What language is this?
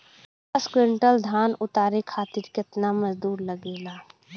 Bhojpuri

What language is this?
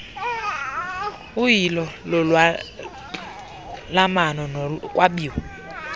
Xhosa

